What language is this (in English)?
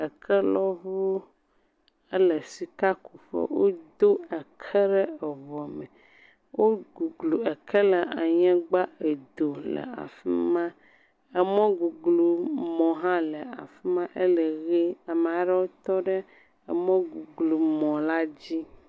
Ewe